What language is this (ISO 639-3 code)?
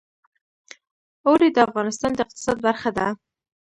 pus